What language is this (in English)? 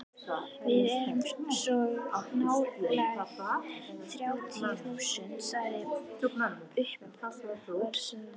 Icelandic